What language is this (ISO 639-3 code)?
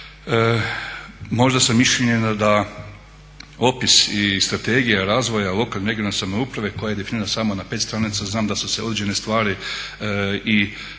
hrv